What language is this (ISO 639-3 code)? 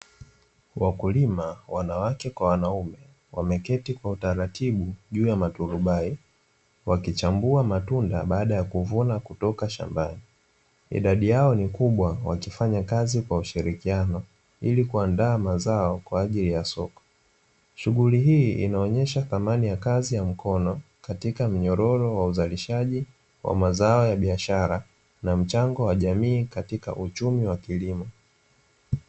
swa